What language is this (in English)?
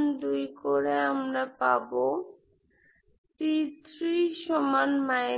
Bangla